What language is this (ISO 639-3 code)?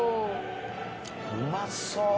jpn